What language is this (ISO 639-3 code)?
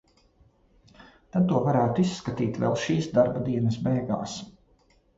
lav